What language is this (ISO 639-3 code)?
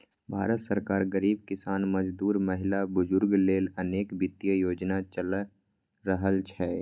mai